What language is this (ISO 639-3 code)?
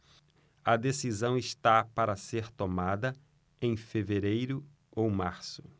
por